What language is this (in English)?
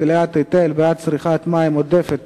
Hebrew